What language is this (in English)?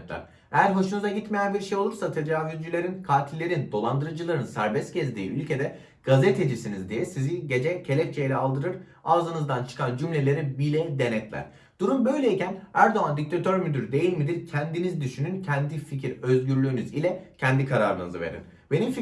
Turkish